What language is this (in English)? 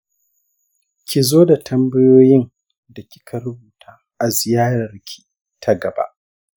Hausa